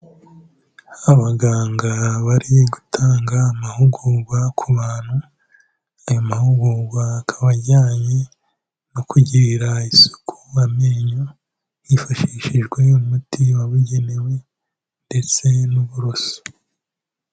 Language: Kinyarwanda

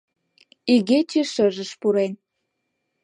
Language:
Mari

